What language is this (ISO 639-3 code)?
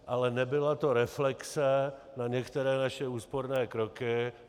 ces